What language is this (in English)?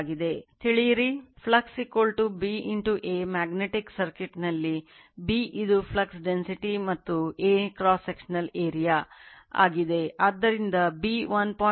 Kannada